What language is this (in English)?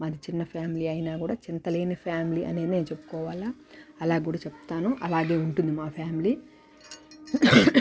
Telugu